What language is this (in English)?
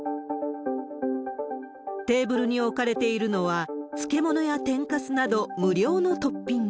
Japanese